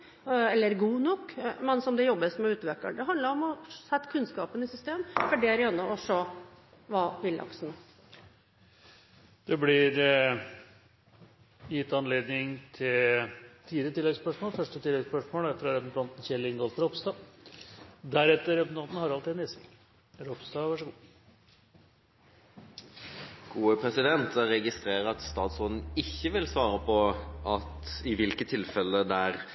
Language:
Norwegian Bokmål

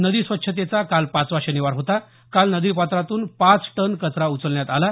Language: Marathi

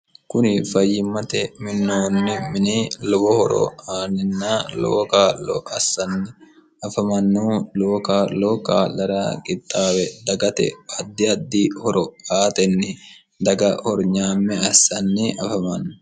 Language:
Sidamo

